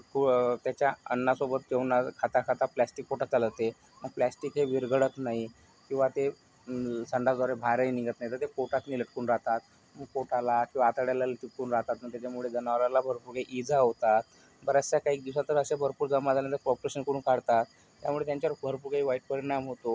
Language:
Marathi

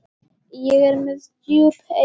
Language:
Icelandic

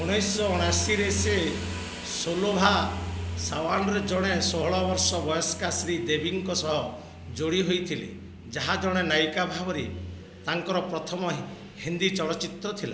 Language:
Odia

